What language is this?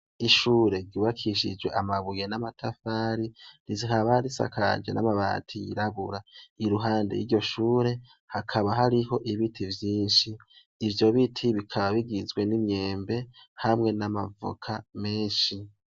Rundi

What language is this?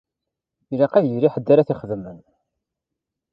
Kabyle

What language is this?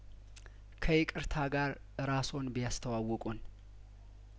Amharic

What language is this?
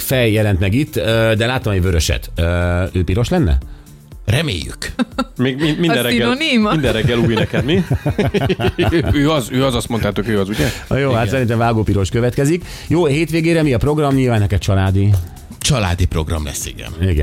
Hungarian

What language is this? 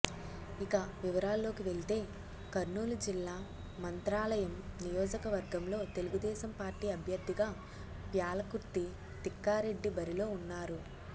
Telugu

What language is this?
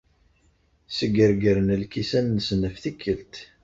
Kabyle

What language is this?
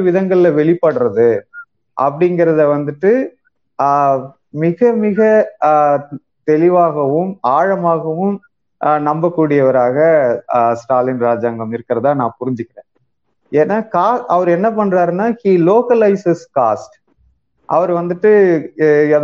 Tamil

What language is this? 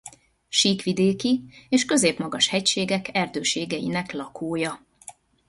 Hungarian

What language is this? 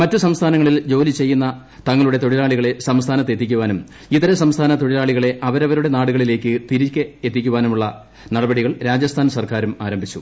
Malayalam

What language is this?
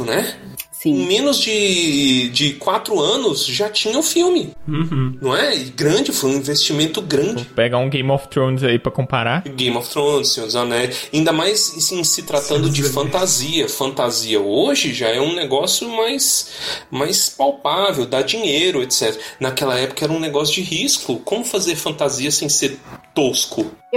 Portuguese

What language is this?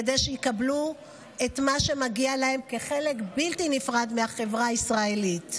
Hebrew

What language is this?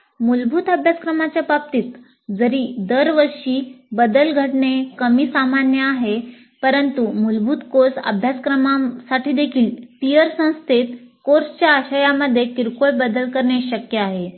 Marathi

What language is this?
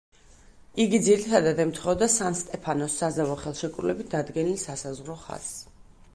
Georgian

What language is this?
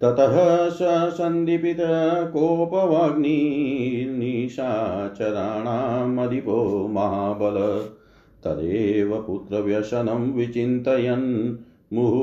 Hindi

